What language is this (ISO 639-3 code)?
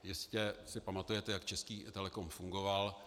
ces